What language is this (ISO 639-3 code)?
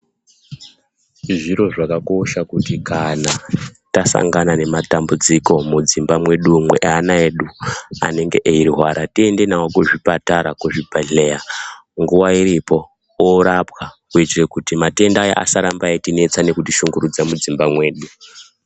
ndc